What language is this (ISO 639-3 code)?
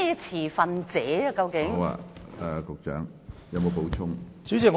yue